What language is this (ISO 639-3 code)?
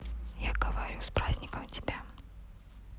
rus